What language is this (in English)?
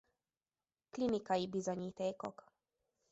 Hungarian